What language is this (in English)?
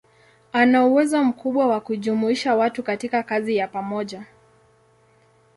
Swahili